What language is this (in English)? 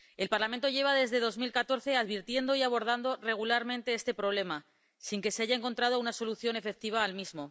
Spanish